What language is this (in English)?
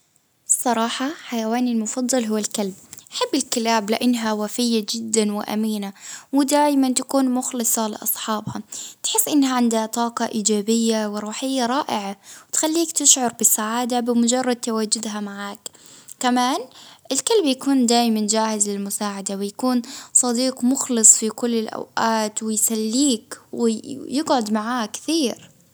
Baharna Arabic